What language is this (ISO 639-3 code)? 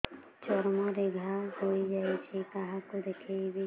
ori